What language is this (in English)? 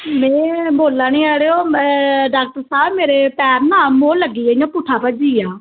Dogri